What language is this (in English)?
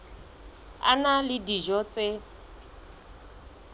Southern Sotho